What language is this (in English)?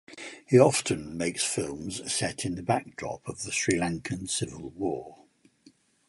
English